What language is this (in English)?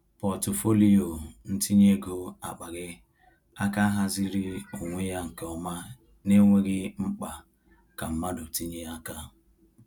Igbo